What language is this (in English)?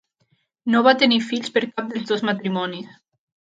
Catalan